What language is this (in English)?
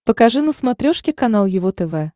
Russian